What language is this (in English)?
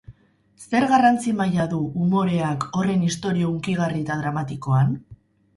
Basque